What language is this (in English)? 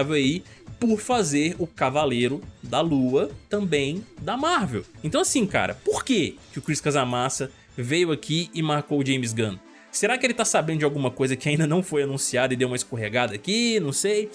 Portuguese